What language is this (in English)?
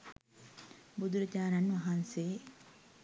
Sinhala